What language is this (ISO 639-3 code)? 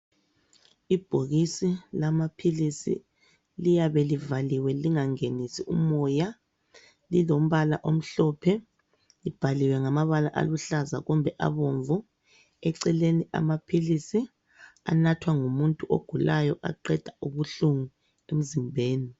nde